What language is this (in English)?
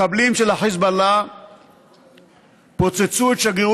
Hebrew